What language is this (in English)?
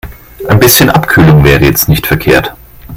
German